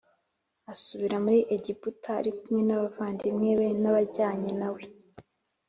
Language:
Kinyarwanda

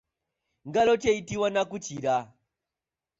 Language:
Ganda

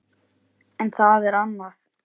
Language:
Icelandic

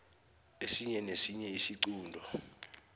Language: South Ndebele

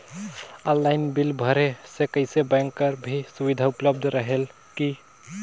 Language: Chhattisgarhi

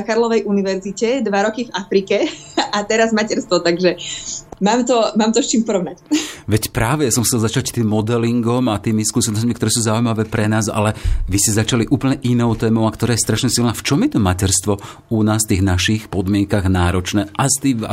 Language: Slovak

